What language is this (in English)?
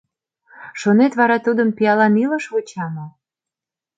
Mari